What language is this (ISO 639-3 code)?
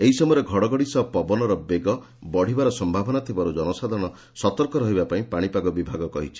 ori